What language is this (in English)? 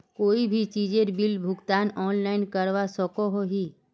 Magahi